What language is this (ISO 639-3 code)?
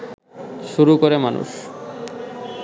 ben